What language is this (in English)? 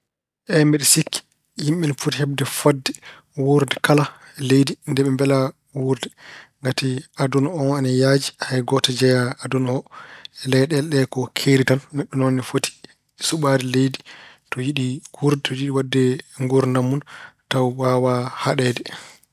Fula